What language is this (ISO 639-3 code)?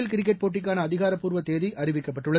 tam